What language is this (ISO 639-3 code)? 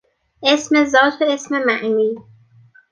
fas